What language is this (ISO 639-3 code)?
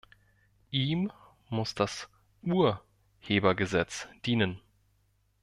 deu